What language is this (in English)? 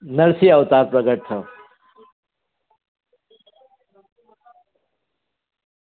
Gujarati